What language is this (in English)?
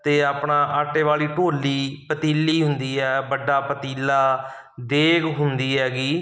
Punjabi